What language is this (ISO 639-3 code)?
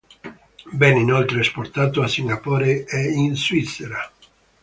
ita